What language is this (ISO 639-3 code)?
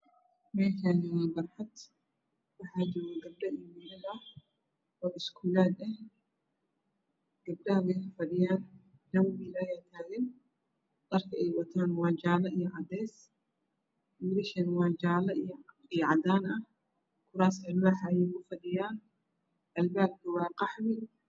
som